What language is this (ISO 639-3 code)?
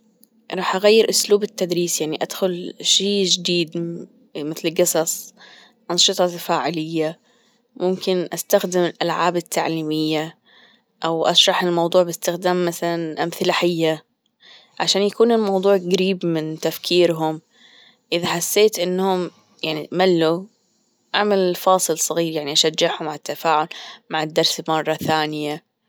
afb